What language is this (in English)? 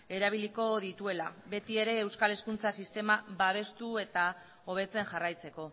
Basque